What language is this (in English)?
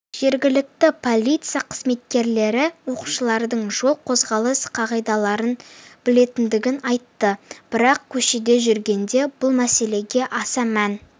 Kazakh